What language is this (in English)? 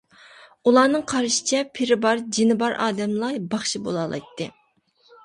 Uyghur